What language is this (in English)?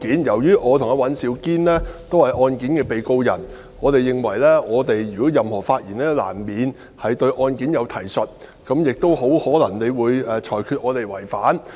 Cantonese